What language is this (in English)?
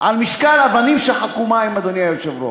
Hebrew